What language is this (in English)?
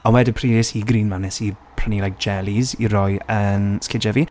Welsh